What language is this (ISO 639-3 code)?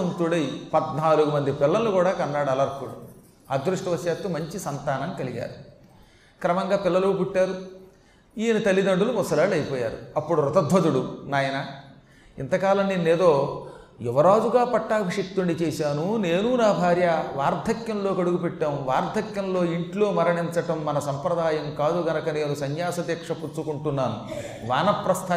tel